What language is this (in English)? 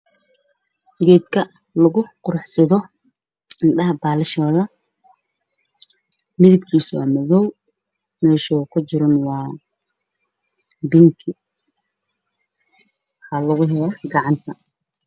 Somali